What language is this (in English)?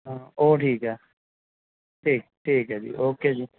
Punjabi